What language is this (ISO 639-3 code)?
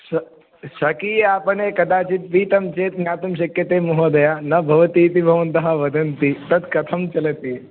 san